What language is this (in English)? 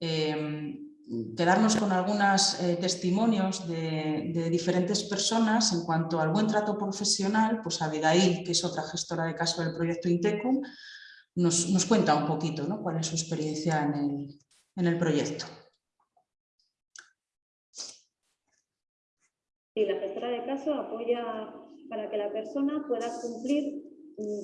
Spanish